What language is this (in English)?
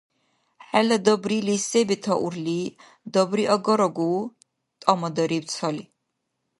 Dargwa